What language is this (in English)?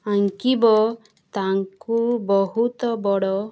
Odia